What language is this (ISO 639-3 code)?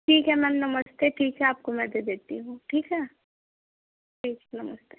hin